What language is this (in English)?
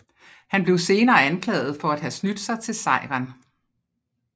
Danish